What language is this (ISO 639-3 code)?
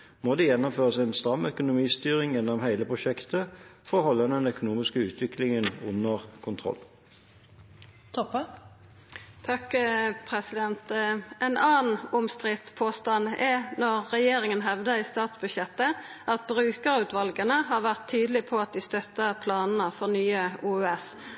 nor